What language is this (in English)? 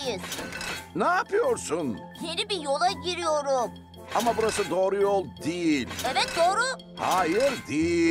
Turkish